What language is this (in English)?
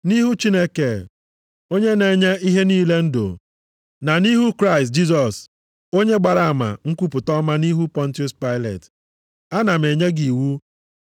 Igbo